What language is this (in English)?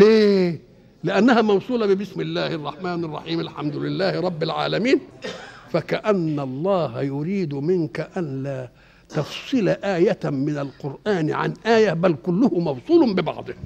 Arabic